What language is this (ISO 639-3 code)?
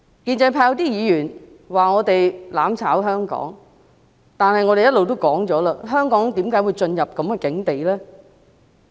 yue